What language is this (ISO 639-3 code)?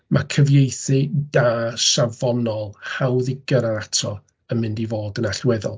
cym